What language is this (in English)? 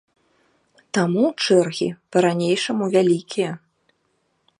Belarusian